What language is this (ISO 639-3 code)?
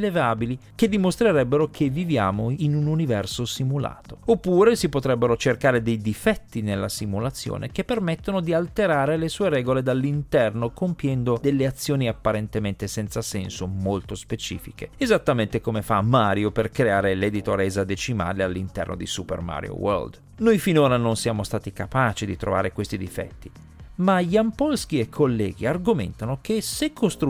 ita